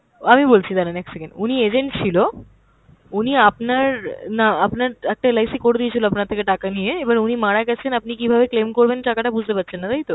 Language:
Bangla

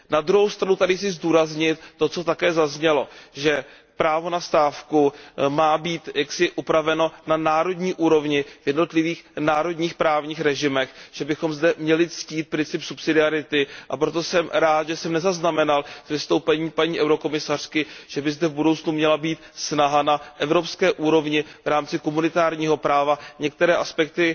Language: Czech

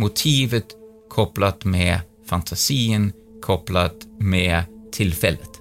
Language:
Swedish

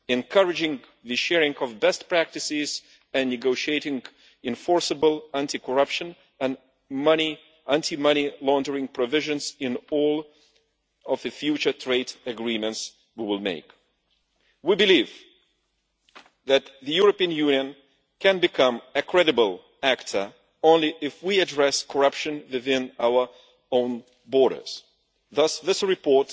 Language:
English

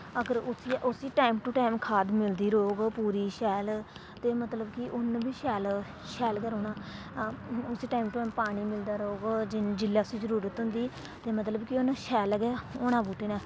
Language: Dogri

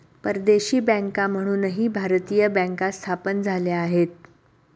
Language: Marathi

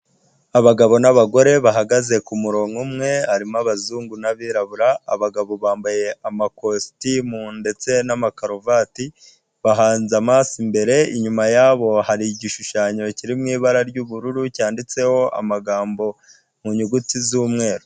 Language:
Kinyarwanda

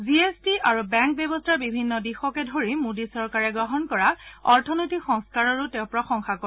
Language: Assamese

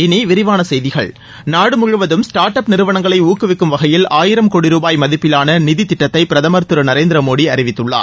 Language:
Tamil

